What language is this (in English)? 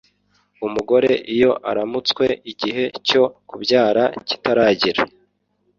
Kinyarwanda